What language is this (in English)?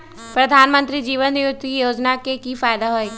Magahi